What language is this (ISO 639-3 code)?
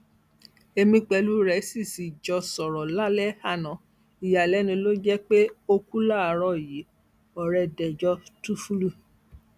yor